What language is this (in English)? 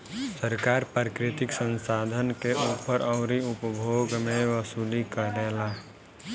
Bhojpuri